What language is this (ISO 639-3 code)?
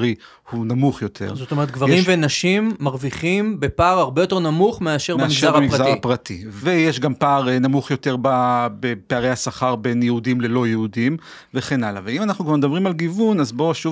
heb